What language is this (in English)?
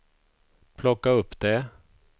Swedish